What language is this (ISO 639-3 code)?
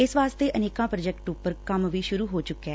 pan